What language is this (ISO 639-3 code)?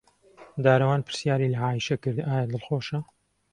ckb